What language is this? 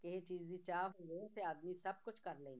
Punjabi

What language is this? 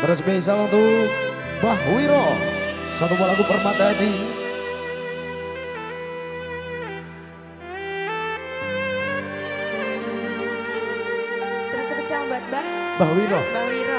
Indonesian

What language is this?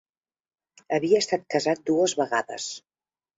Catalan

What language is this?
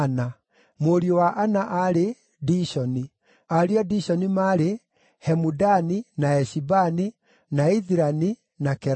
Kikuyu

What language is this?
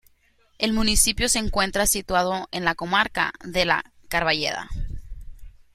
Spanish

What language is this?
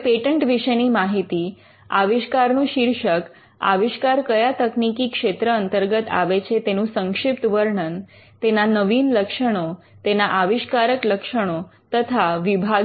Gujarati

